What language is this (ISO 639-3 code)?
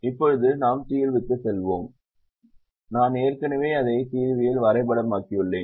tam